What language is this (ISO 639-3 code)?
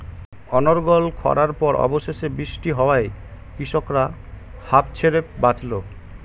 ben